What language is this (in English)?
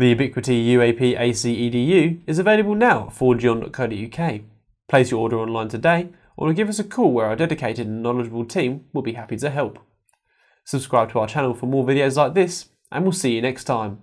English